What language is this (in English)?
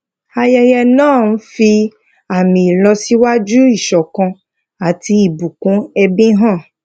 Yoruba